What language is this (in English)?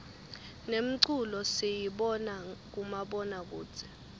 Swati